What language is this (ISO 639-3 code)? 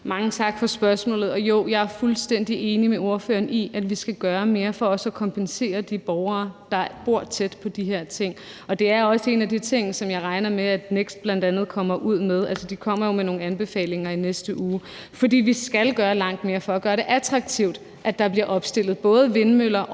dan